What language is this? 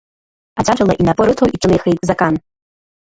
Abkhazian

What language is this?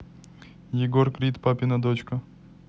Russian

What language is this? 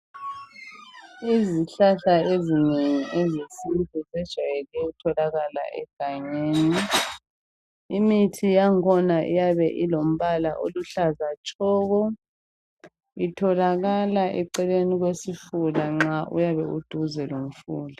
North Ndebele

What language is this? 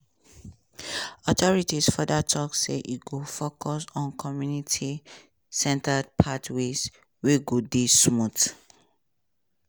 Nigerian Pidgin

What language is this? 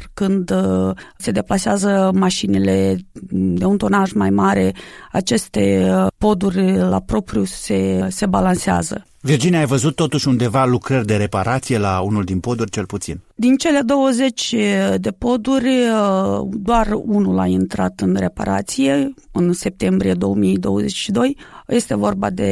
Romanian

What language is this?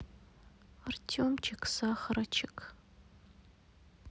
Russian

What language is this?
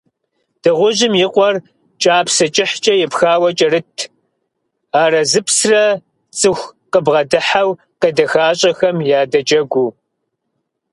Kabardian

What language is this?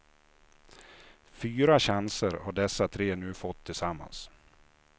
Swedish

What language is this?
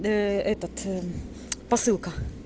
Russian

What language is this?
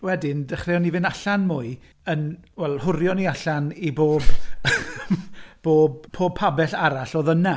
Welsh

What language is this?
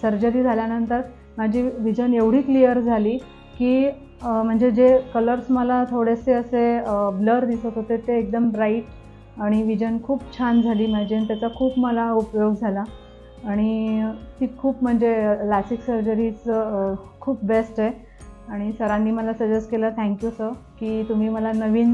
Marathi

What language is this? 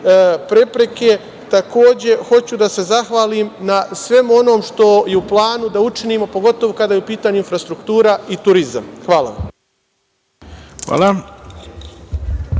Serbian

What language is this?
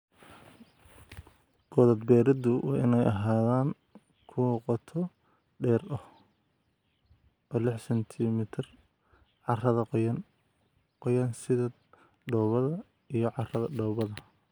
Somali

